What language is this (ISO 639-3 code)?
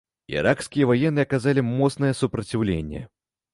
bel